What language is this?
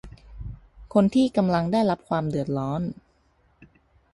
Thai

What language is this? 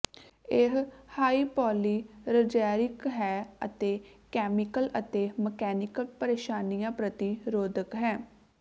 Punjabi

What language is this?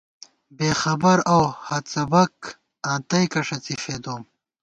Gawar-Bati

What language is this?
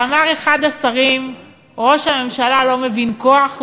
Hebrew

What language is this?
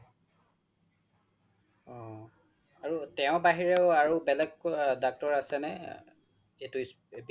Assamese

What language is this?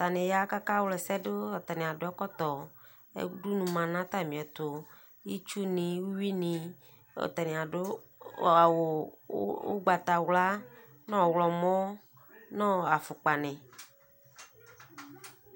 Ikposo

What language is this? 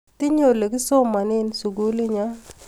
Kalenjin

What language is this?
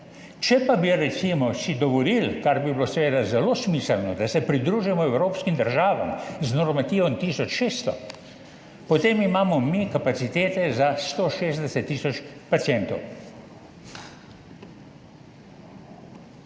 Slovenian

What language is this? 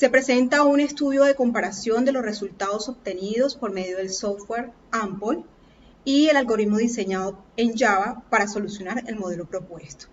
Spanish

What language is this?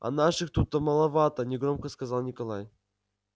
Russian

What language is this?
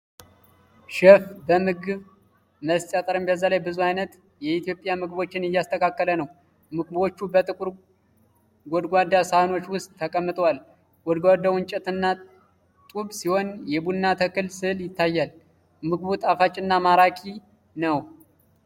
Amharic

